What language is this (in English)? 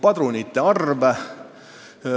Estonian